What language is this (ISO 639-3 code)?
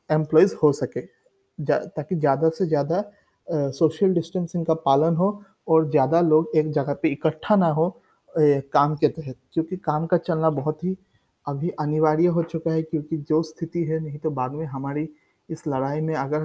hin